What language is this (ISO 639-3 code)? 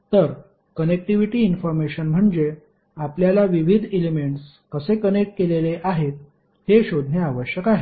mar